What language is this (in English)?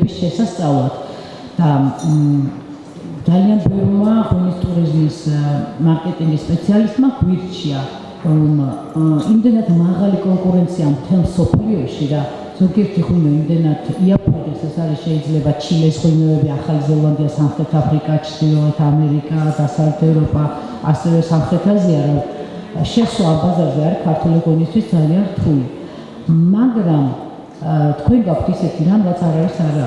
German